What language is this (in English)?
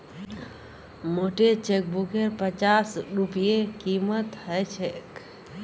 Magahi